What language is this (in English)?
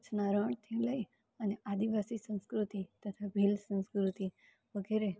Gujarati